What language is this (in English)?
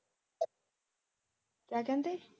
Punjabi